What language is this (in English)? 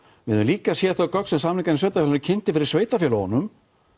Icelandic